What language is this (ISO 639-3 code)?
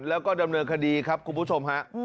tha